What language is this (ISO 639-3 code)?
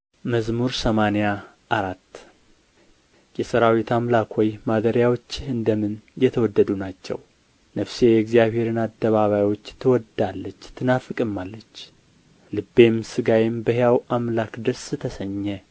amh